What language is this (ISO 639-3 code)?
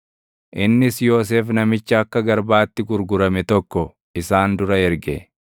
orm